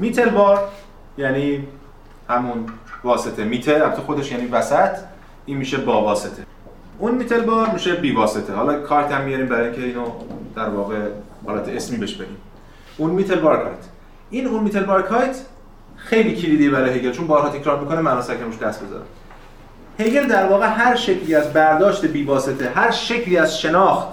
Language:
Persian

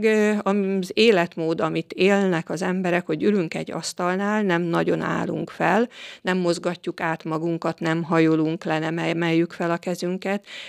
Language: Hungarian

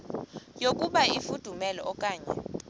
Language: Xhosa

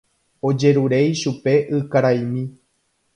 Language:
Guarani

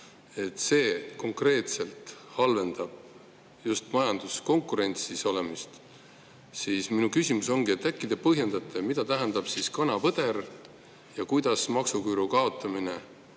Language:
Estonian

